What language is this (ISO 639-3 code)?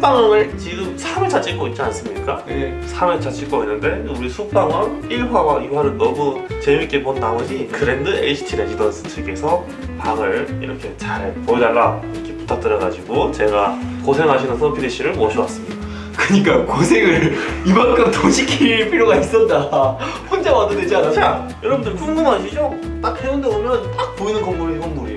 kor